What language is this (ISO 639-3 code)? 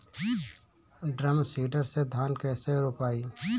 bho